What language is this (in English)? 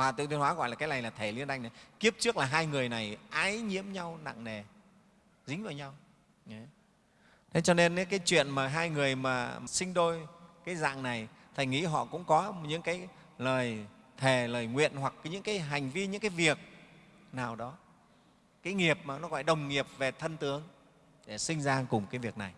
Vietnamese